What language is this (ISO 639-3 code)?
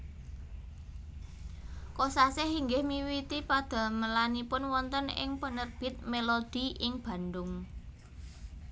jav